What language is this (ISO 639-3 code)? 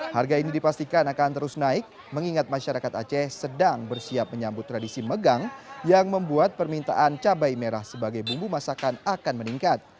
ind